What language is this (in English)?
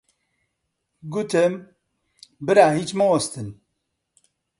Central Kurdish